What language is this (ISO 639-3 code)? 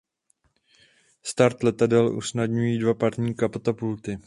ces